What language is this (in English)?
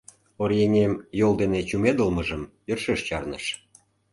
Mari